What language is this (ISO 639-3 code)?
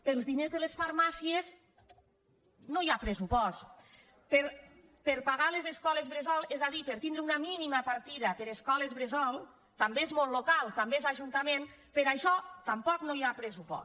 cat